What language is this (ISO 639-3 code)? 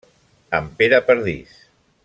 cat